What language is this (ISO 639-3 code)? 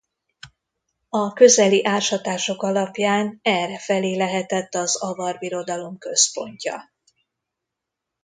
hun